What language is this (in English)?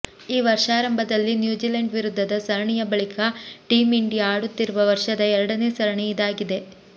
Kannada